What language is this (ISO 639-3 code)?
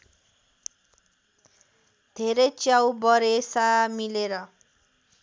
nep